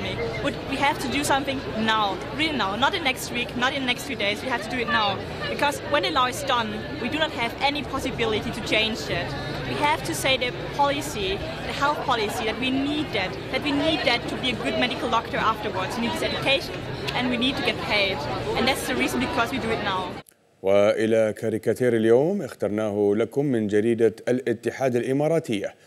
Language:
Arabic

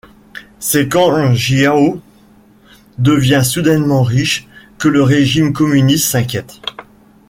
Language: French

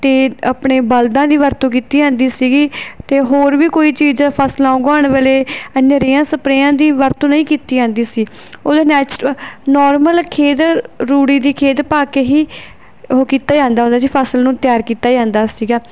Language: Punjabi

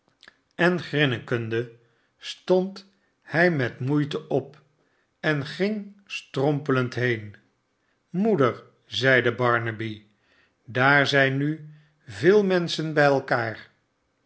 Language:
Dutch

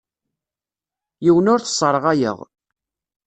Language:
Kabyle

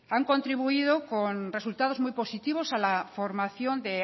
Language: Spanish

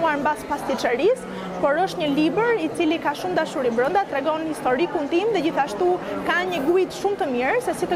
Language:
Romanian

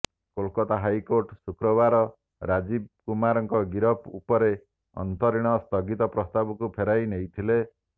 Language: Odia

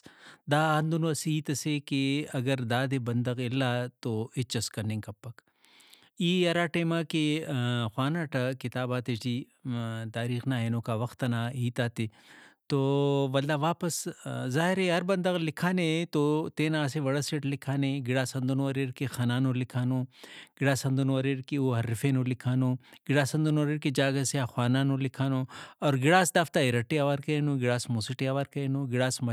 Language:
Brahui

